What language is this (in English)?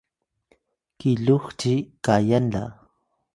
Atayal